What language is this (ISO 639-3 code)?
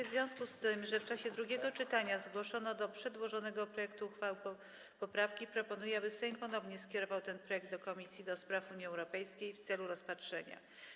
pol